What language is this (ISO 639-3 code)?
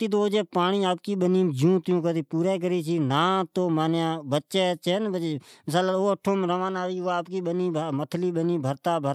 odk